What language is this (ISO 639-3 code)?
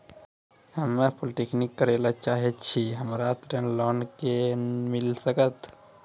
mai